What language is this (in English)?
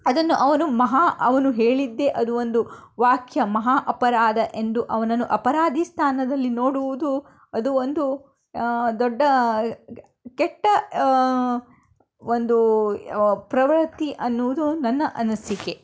Kannada